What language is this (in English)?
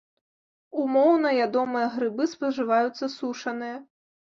Belarusian